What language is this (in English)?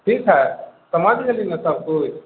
Maithili